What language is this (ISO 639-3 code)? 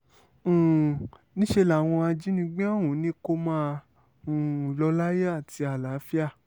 yor